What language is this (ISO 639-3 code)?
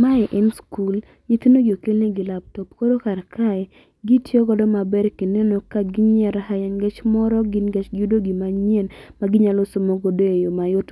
luo